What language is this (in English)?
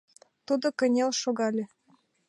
Mari